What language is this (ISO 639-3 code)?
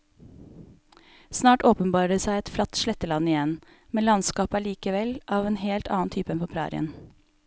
nor